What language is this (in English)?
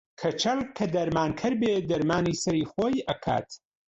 Central Kurdish